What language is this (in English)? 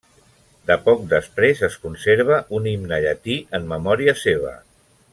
Catalan